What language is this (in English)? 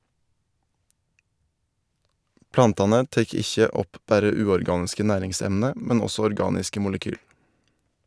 Norwegian